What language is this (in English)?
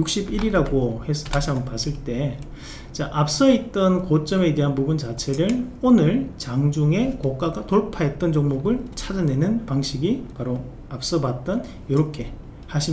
Korean